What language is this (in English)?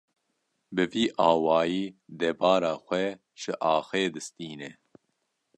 Kurdish